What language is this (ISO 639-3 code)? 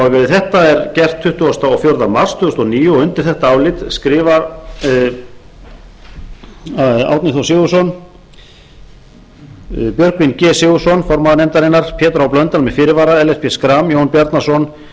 isl